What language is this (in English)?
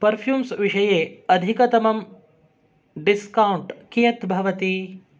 Sanskrit